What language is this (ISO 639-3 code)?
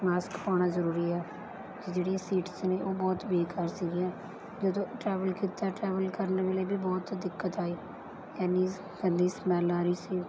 pan